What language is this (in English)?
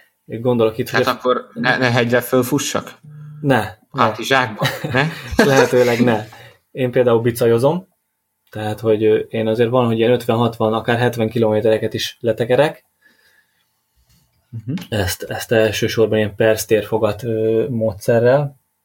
Hungarian